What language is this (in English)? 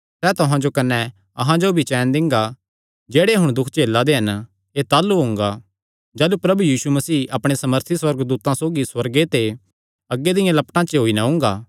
Kangri